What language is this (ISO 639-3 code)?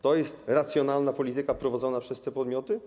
pol